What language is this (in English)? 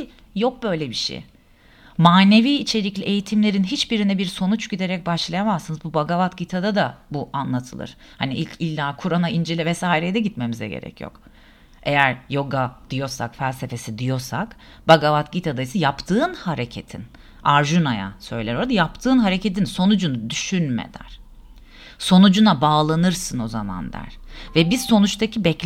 Turkish